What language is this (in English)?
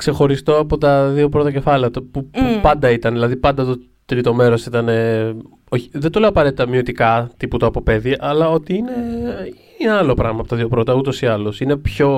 Greek